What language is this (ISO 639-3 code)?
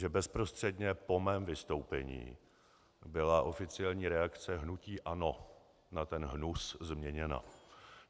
ces